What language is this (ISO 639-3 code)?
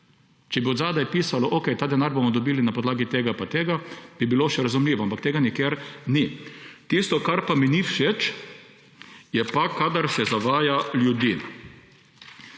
slv